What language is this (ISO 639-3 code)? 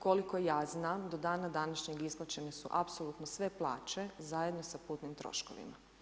hrv